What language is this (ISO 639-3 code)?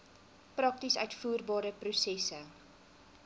afr